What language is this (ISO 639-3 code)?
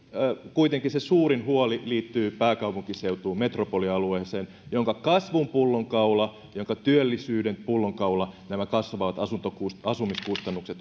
fin